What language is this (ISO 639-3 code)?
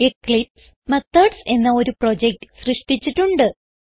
mal